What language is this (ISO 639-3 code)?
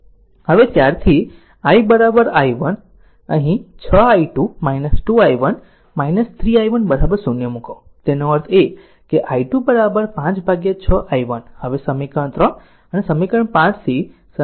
guj